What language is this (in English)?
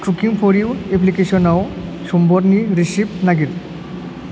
Bodo